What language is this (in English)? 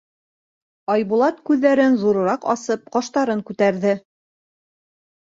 Bashkir